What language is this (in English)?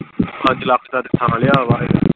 Punjabi